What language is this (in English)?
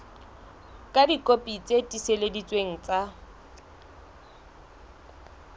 Southern Sotho